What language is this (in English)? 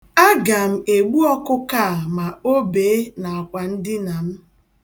Igbo